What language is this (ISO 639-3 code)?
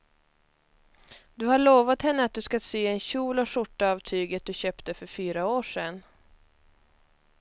swe